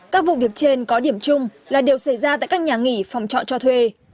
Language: Vietnamese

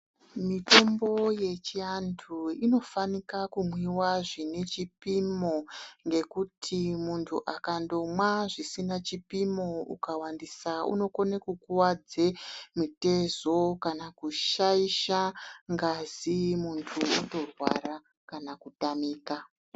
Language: Ndau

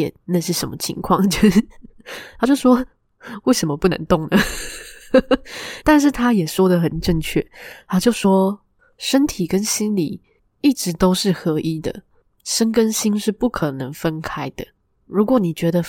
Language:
Chinese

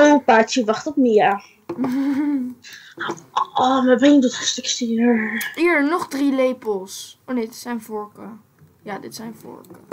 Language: Dutch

